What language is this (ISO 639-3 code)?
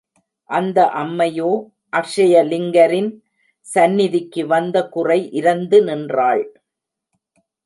tam